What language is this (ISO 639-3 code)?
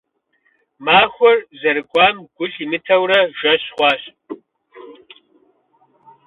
kbd